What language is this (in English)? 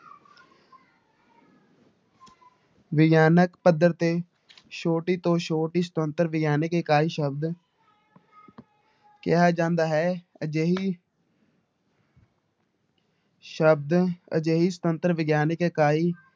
Punjabi